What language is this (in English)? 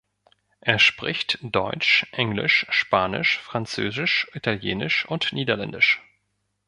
German